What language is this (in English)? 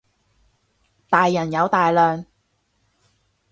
Cantonese